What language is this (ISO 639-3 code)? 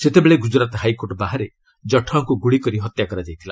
ori